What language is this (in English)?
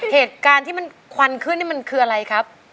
Thai